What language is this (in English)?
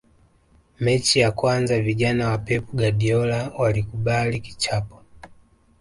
Swahili